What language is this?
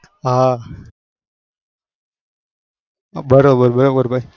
Gujarati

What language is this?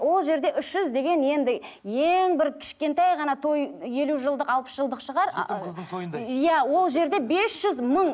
Kazakh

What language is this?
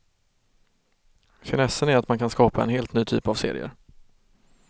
Swedish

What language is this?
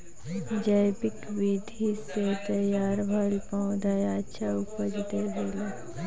Bhojpuri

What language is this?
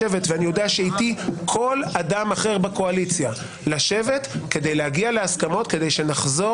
Hebrew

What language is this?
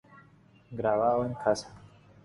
Spanish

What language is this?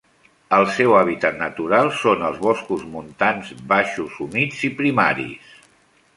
Catalan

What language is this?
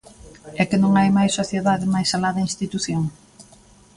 Galician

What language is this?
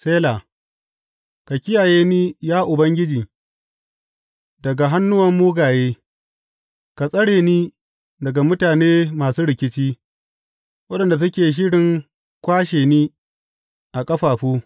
Hausa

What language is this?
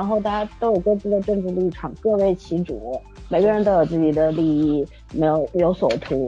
Chinese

